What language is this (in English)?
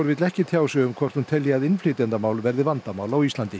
Icelandic